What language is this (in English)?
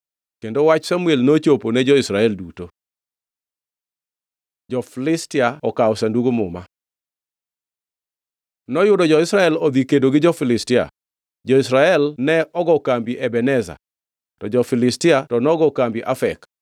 Luo (Kenya and Tanzania)